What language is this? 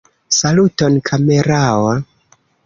Esperanto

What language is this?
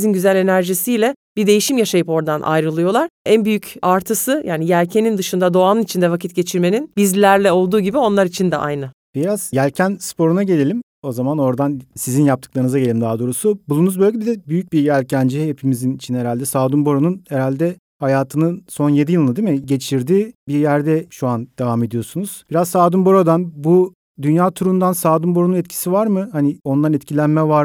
Turkish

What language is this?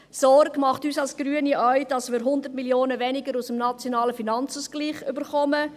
Swiss German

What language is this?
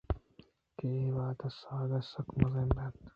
Eastern Balochi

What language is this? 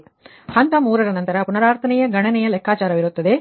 Kannada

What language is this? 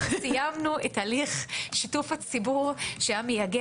Hebrew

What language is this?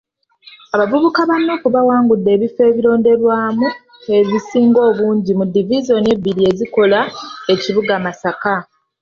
Ganda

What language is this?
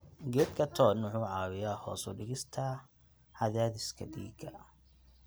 Somali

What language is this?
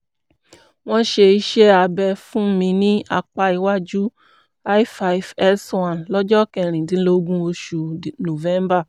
Yoruba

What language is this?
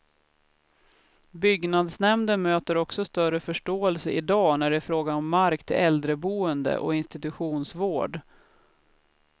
Swedish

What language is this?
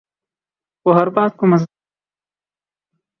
Urdu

